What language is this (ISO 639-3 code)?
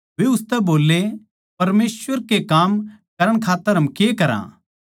bgc